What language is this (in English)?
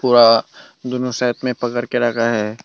Hindi